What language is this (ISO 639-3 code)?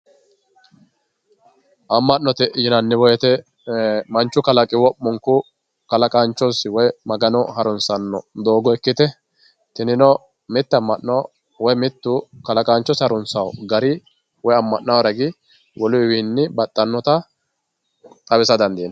sid